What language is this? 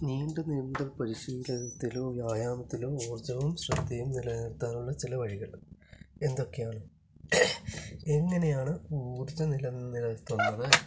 Malayalam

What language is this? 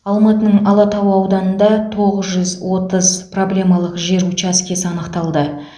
Kazakh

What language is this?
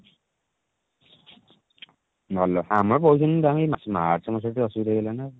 Odia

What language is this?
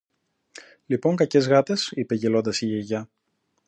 Greek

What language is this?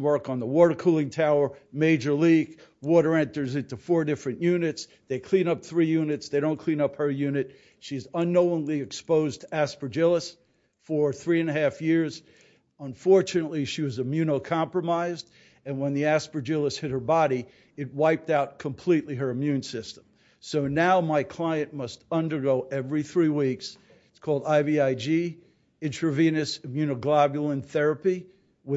English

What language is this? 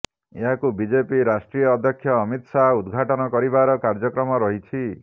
Odia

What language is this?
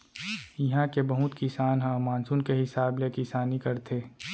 Chhattisgarhi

